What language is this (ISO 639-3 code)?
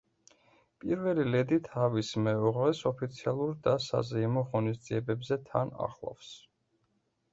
kat